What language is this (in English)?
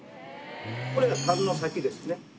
Japanese